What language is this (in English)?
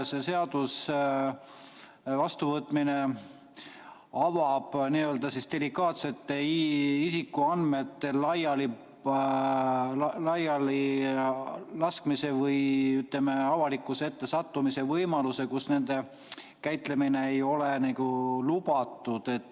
Estonian